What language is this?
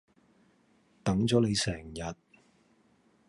Cantonese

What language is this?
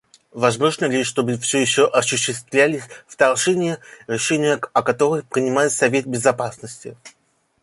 Russian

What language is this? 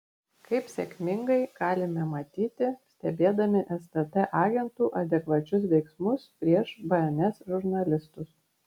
Lithuanian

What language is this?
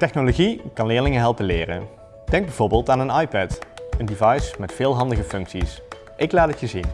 Dutch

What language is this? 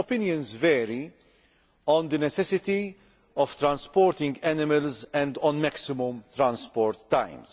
English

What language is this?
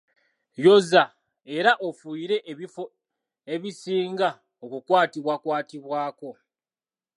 Ganda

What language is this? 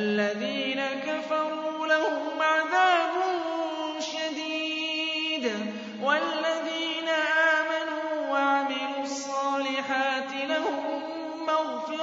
Arabic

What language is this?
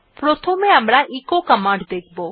Bangla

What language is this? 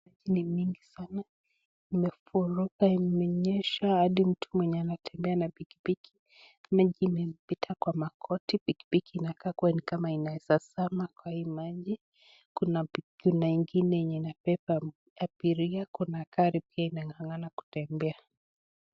Swahili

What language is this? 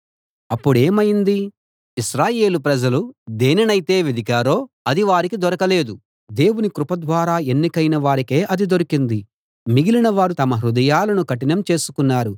Telugu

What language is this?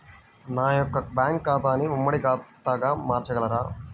Telugu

